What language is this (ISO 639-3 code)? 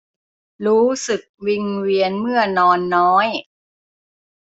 tha